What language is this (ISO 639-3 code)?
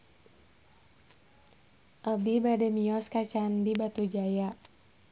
sun